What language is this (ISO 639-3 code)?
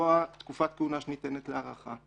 heb